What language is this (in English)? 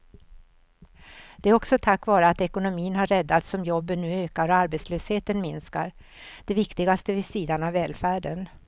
Swedish